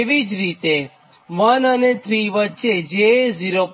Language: Gujarati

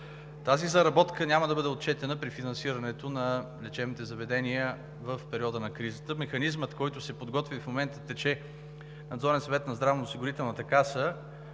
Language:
Bulgarian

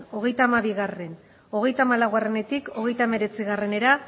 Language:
Basque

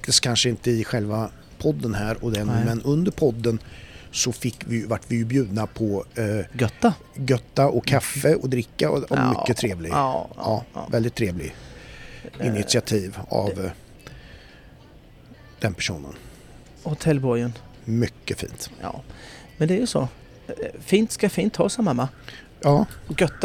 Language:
Swedish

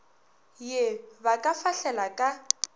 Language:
Northern Sotho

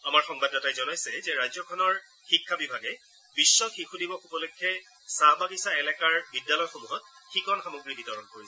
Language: Assamese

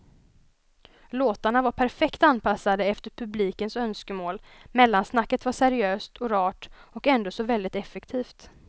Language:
Swedish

